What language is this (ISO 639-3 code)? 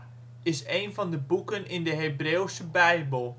nld